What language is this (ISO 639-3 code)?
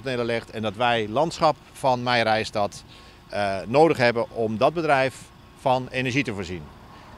nld